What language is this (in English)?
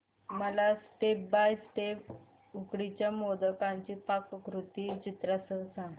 Marathi